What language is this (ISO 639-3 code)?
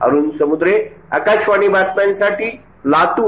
mar